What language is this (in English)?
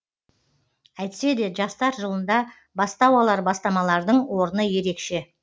Kazakh